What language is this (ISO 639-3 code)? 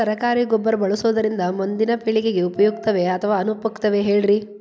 kan